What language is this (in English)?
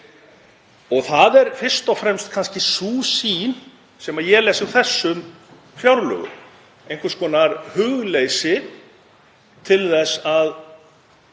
Icelandic